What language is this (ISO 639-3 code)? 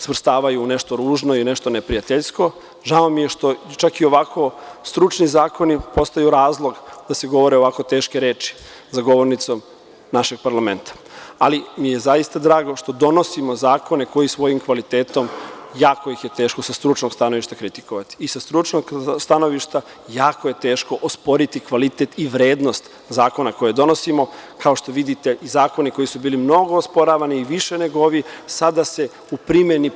srp